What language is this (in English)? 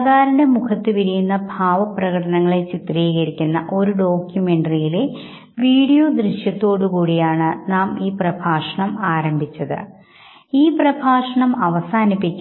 Malayalam